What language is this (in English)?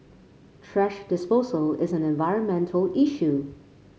English